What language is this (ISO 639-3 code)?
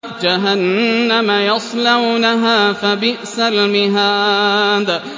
ara